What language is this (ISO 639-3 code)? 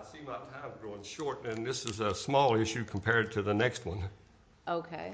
eng